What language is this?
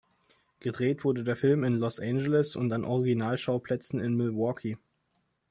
German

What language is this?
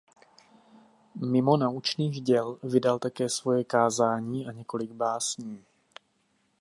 Czech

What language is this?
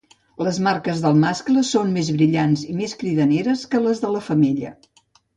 Catalan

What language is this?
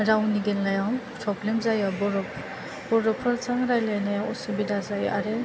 Bodo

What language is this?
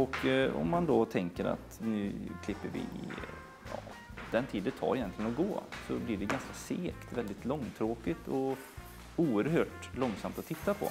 Swedish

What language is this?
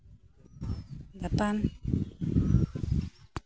Santali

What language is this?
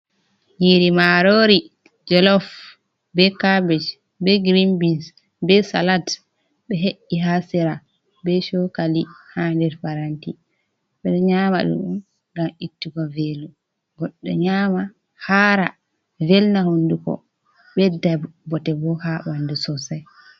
Fula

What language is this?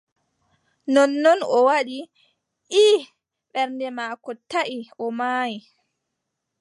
Adamawa Fulfulde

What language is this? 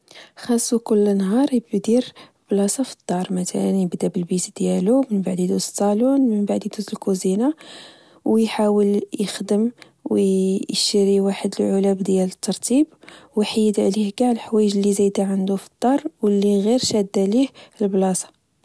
Moroccan Arabic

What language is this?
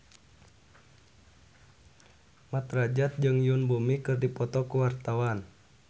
Sundanese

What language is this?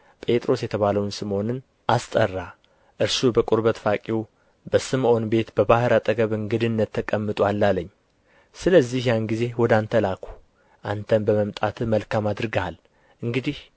Amharic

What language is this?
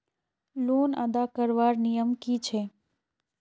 Magahi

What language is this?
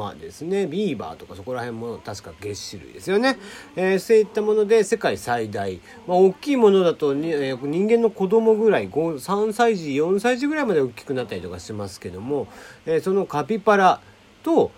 Japanese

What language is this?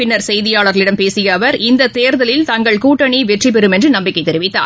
Tamil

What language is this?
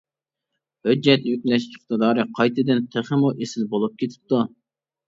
Uyghur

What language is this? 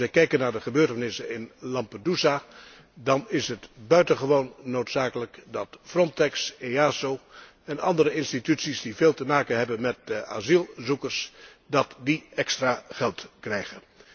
Dutch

